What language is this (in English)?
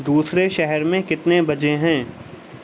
Urdu